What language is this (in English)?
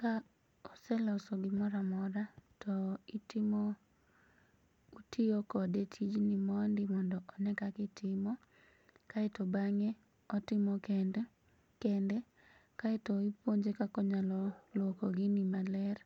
Luo (Kenya and Tanzania)